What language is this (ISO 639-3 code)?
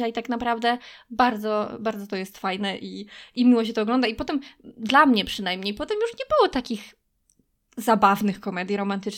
pol